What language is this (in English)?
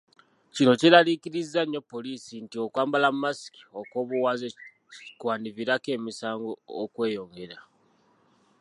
Ganda